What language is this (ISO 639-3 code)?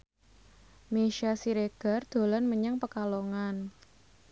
jav